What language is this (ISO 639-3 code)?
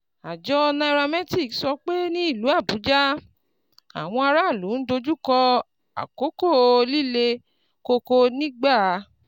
yor